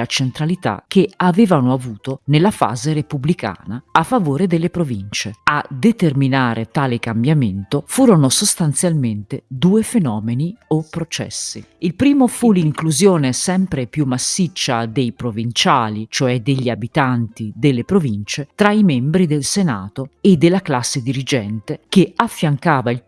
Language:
Italian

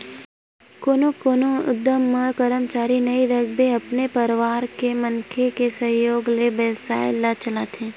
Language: Chhattisgarhi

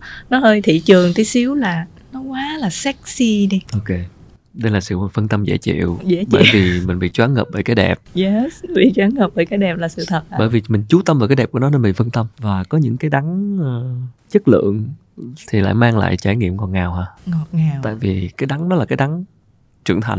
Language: Vietnamese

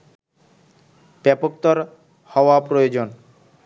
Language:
Bangla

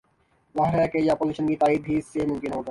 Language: Urdu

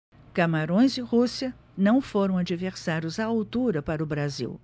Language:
Portuguese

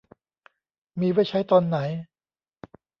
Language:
Thai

